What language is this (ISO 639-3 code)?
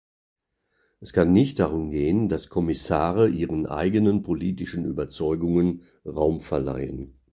deu